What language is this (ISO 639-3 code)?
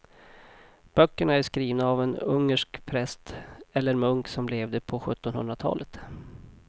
swe